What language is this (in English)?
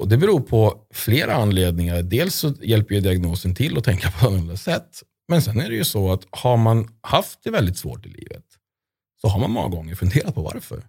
Swedish